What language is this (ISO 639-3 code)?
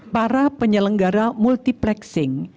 ind